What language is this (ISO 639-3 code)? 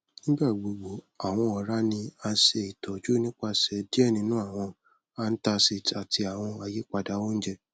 yor